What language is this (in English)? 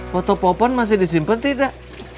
Indonesian